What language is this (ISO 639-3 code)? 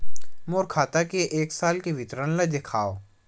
hne